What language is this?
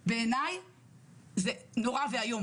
Hebrew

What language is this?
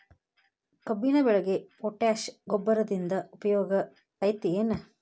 Kannada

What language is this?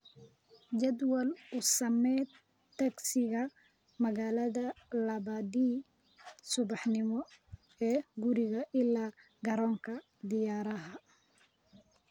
Somali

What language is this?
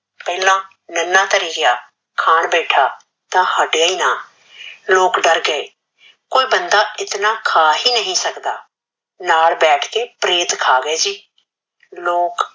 Punjabi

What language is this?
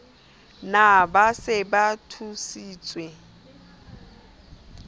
Southern Sotho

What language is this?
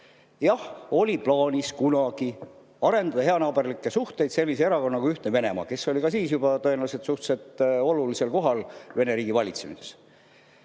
Estonian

